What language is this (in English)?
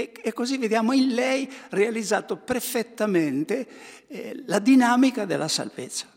Italian